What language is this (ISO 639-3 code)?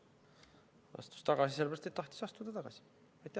est